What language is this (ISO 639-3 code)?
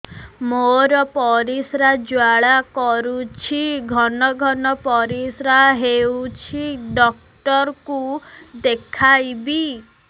ori